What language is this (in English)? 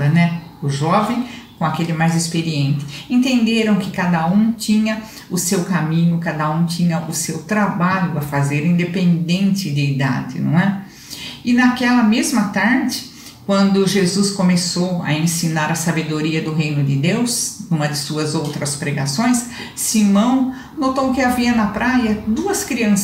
Portuguese